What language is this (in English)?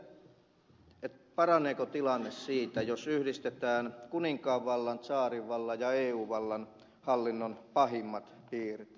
Finnish